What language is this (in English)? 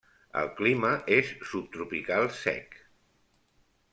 Catalan